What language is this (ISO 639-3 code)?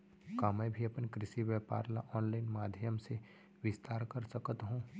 hne